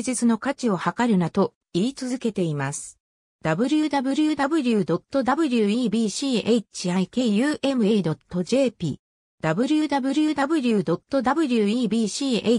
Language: Japanese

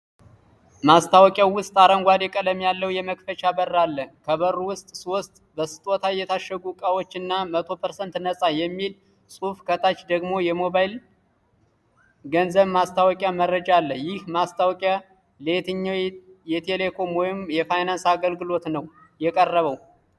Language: Amharic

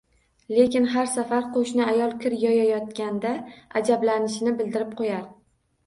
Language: Uzbek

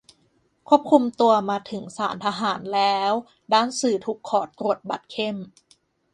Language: Thai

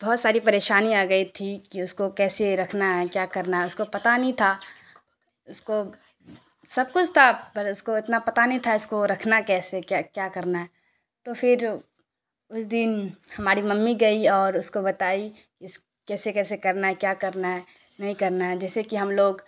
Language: Urdu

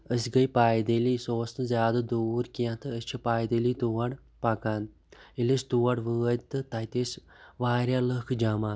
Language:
Kashmiri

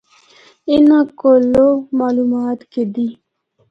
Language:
Northern Hindko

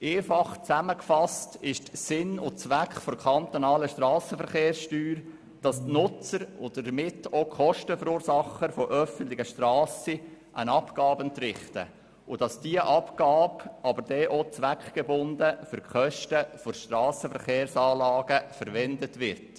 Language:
Swiss German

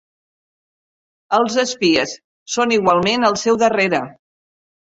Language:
Catalan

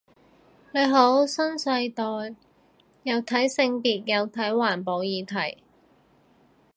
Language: Cantonese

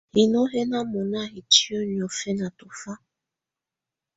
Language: Tunen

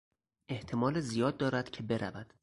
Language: Persian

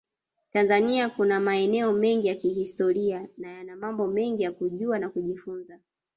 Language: Swahili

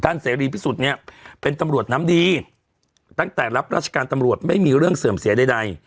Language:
Thai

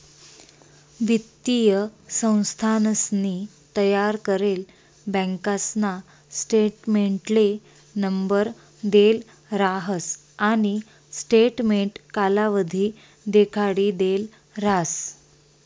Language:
Marathi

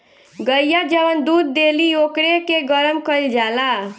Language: Bhojpuri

